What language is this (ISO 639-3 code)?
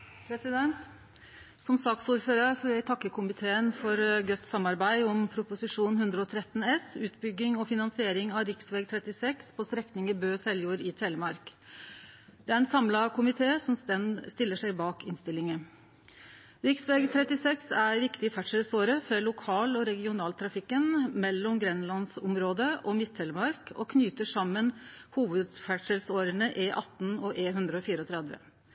nno